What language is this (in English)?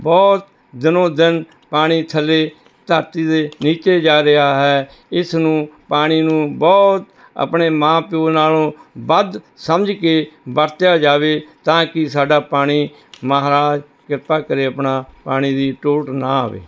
Punjabi